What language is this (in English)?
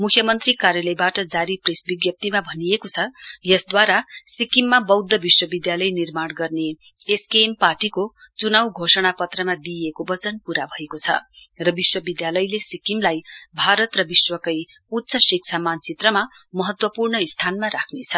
Nepali